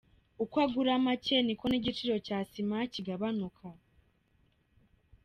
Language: Kinyarwanda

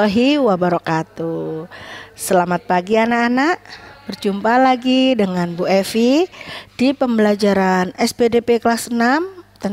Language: Indonesian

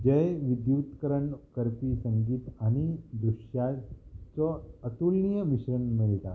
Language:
Konkani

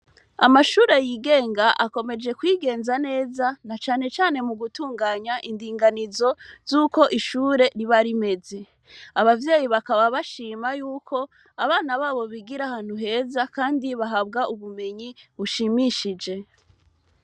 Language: Rundi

